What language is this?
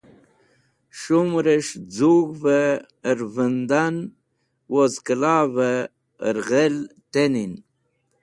Wakhi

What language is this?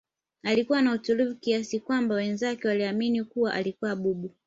Swahili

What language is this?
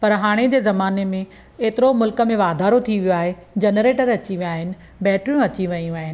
Sindhi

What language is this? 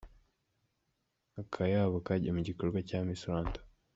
Kinyarwanda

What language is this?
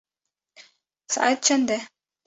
Kurdish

